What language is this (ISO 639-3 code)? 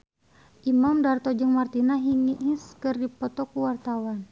sun